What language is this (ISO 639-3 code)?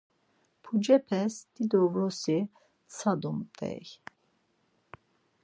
lzz